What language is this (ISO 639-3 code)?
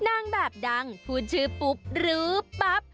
tha